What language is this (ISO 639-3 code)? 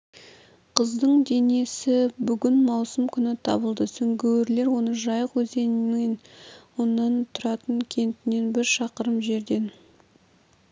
kaz